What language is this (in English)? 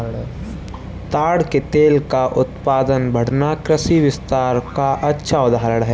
Hindi